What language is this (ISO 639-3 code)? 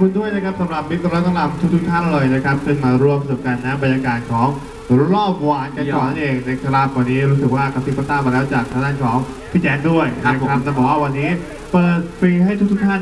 tha